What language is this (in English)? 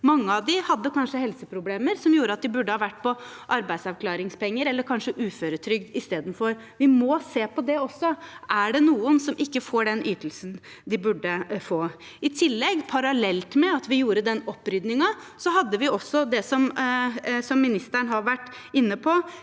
Norwegian